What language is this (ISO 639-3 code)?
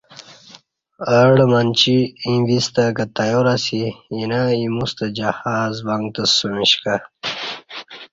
bsh